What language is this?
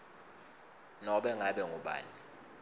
Swati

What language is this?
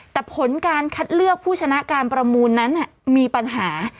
Thai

